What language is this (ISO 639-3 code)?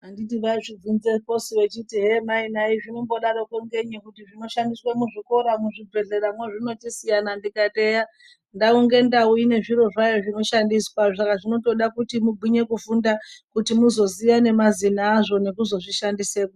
ndc